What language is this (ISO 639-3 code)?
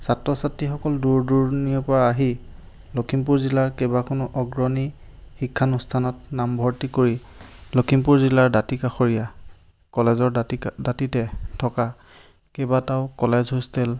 asm